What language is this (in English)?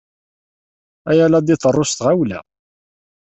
Kabyle